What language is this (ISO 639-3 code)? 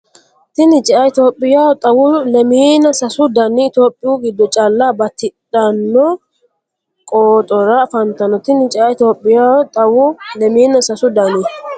sid